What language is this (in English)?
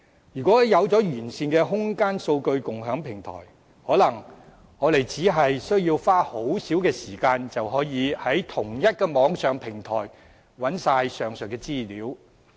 Cantonese